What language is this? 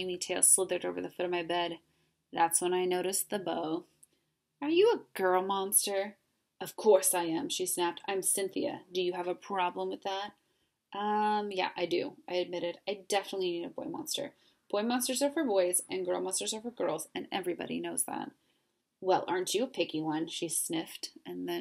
English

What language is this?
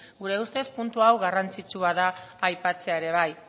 Basque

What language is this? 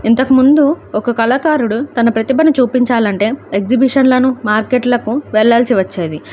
Telugu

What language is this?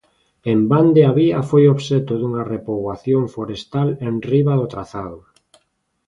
Galician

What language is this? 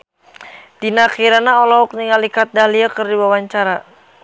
Sundanese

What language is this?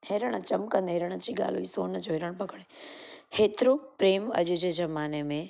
Sindhi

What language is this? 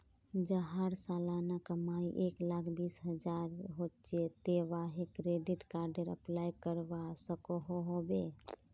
Magahi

